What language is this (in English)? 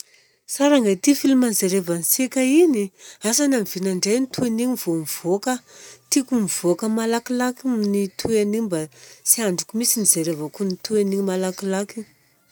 Southern Betsimisaraka Malagasy